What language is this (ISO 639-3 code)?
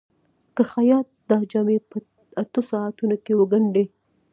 pus